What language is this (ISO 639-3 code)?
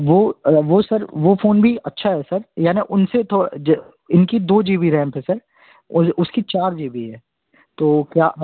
hin